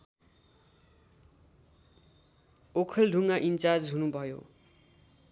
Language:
Nepali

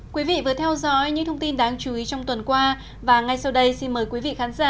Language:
Vietnamese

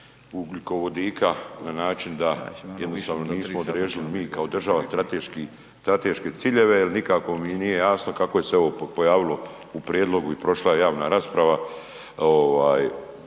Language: Croatian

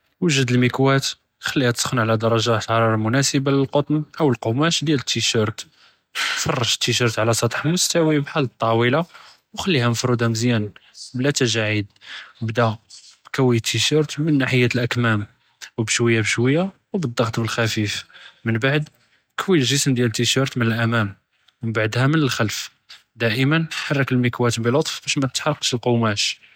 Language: Judeo-Arabic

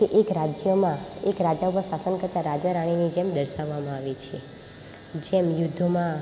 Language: Gujarati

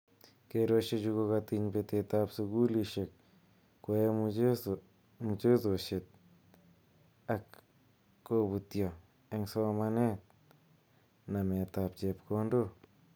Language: Kalenjin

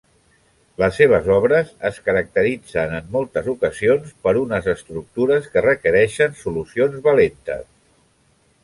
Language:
Catalan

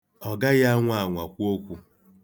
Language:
Igbo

